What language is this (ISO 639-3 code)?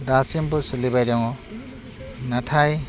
brx